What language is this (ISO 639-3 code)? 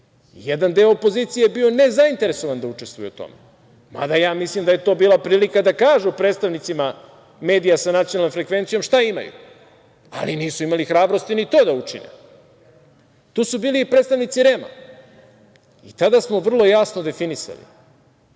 srp